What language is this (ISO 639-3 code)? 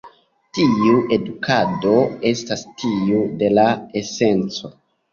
epo